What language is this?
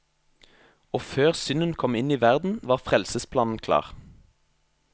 Norwegian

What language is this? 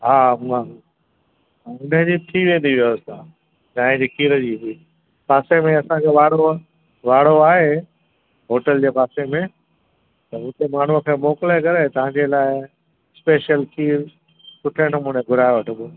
Sindhi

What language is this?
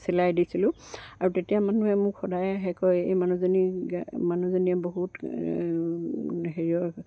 Assamese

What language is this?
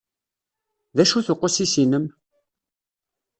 Kabyle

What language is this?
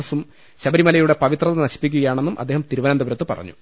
Malayalam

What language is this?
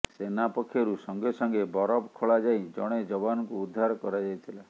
Odia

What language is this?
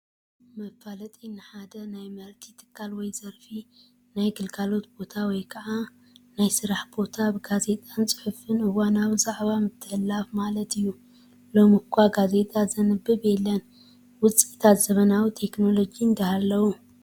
Tigrinya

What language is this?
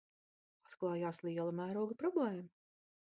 Latvian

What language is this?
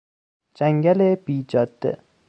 Persian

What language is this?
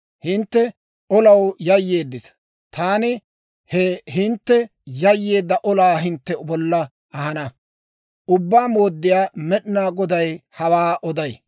Dawro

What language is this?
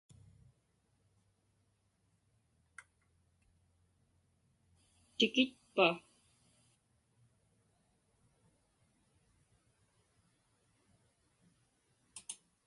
Inupiaq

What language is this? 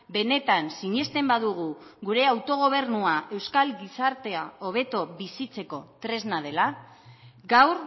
Basque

